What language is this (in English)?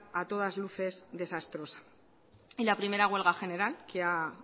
Spanish